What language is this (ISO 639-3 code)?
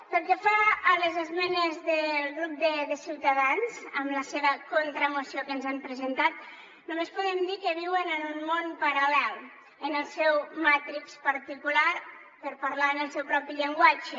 cat